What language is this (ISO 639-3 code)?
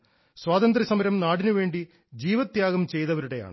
mal